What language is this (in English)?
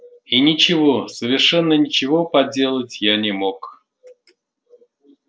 Russian